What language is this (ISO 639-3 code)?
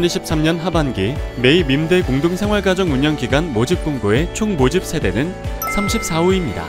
kor